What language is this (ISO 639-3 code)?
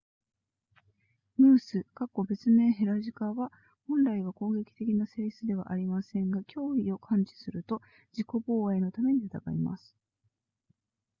jpn